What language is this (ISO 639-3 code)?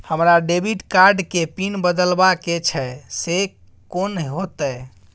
mai